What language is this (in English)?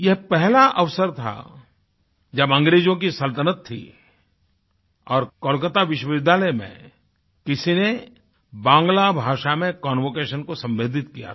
Hindi